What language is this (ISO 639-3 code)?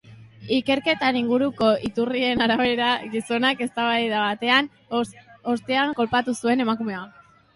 eus